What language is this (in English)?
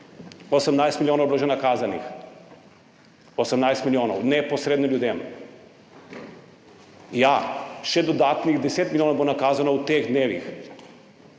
Slovenian